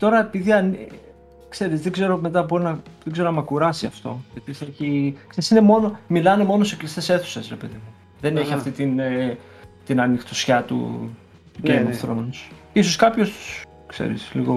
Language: Greek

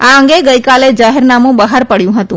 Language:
Gujarati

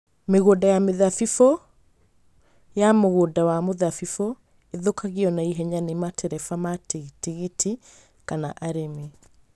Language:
Kikuyu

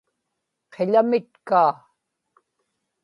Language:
Inupiaq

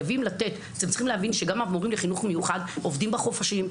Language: Hebrew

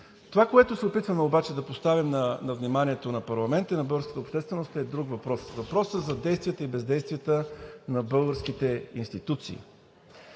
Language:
Bulgarian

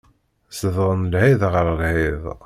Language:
Kabyle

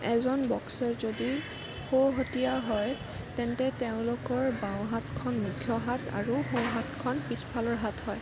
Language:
Assamese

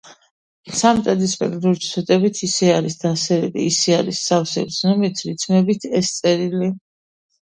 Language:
Georgian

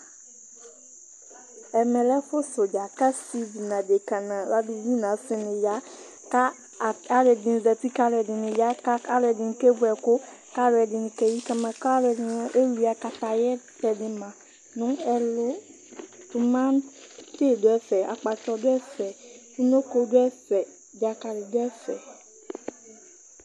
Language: Ikposo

